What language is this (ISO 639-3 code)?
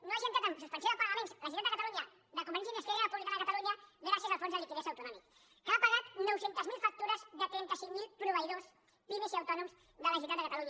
cat